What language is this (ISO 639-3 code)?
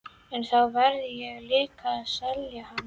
isl